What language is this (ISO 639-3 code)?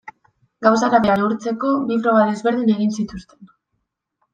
eus